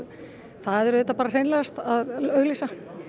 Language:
Icelandic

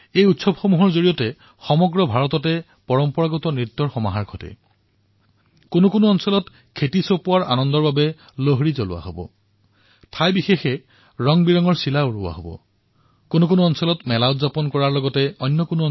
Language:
Assamese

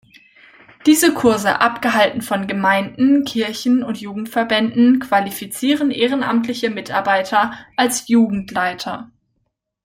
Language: German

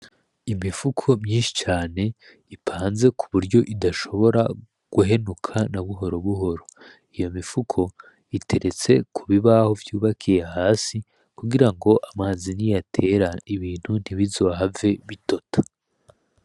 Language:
Rundi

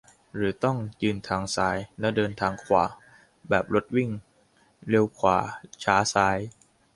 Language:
Thai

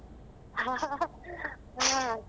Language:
Kannada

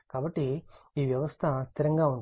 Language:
Telugu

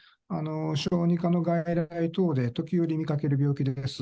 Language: Japanese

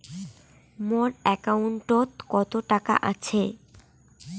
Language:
Bangla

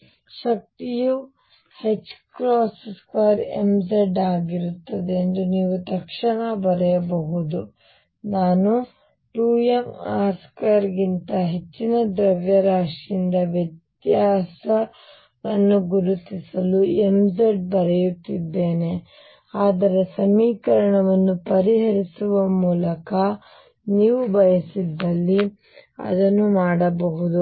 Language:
Kannada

